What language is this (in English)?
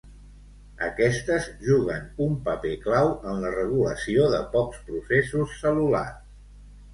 Catalan